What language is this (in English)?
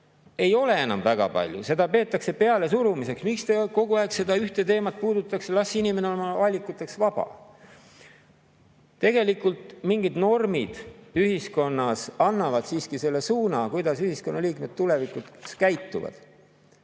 Estonian